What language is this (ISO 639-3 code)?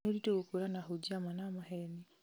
kik